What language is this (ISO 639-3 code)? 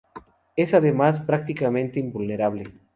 spa